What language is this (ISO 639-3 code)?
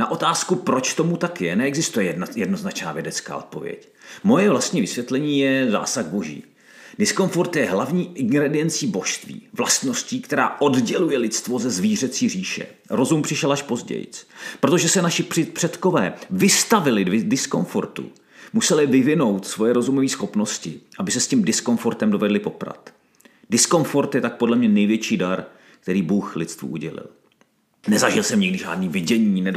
ces